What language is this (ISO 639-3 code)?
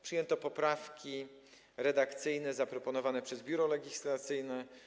pol